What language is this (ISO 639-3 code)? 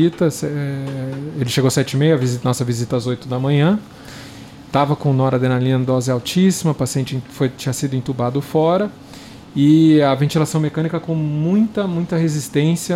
por